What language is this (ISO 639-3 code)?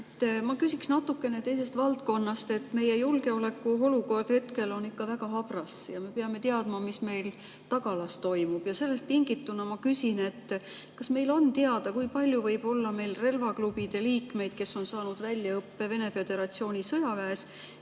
est